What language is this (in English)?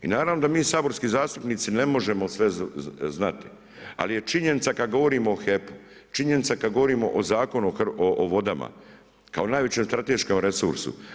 Croatian